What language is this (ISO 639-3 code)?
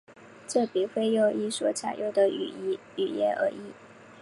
zho